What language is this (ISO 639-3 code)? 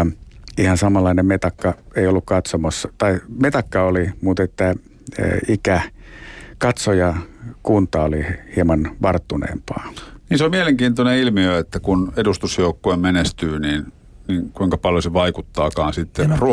fin